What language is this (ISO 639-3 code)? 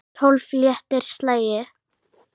isl